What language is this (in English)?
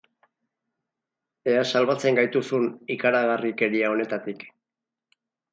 Basque